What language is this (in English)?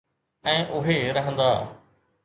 Sindhi